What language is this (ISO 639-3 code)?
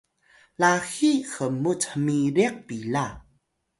tay